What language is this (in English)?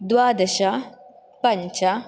Sanskrit